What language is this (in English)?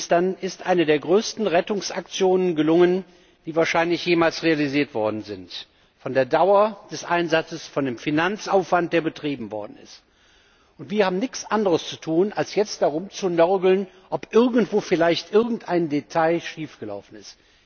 German